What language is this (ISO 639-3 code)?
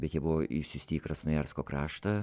lit